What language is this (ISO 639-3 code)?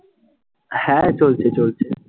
ben